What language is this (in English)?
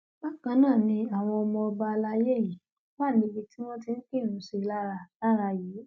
Yoruba